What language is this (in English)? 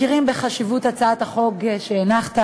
Hebrew